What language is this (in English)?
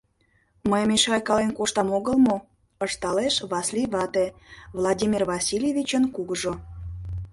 Mari